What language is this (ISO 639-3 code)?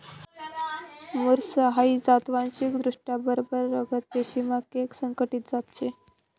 mar